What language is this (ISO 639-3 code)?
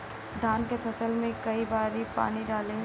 bho